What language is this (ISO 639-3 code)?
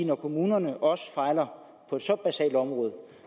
dan